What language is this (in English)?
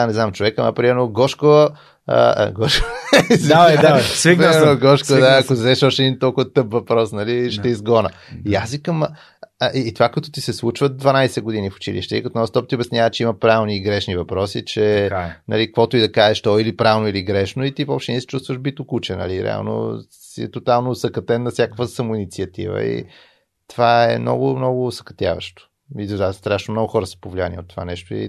Bulgarian